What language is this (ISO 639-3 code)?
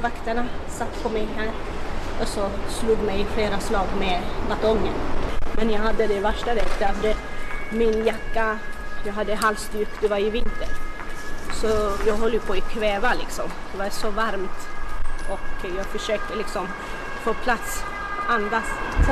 swe